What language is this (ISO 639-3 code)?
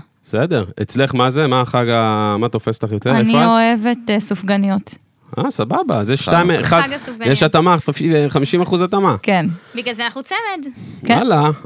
heb